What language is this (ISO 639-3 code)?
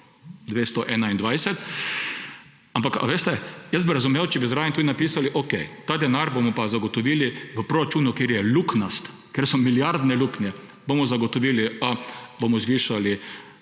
slv